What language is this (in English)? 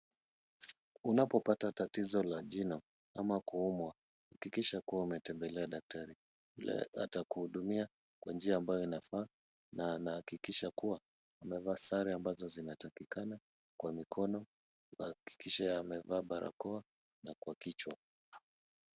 Swahili